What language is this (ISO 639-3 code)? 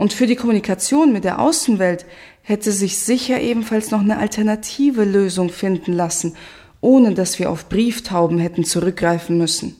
deu